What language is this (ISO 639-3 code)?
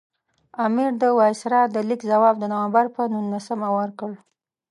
pus